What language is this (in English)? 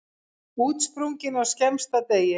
Icelandic